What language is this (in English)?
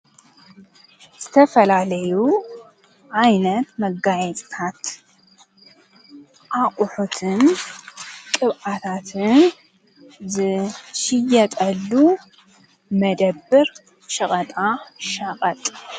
Tigrinya